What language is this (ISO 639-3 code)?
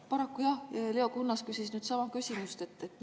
est